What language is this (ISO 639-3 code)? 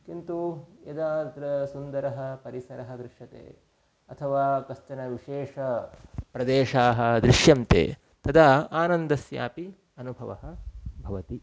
san